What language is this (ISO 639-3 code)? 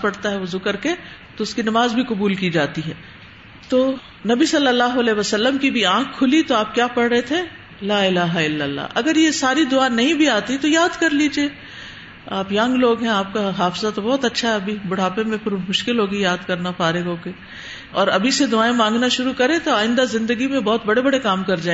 urd